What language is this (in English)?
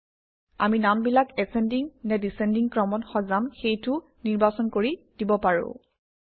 Assamese